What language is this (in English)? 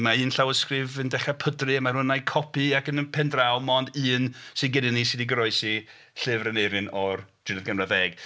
Welsh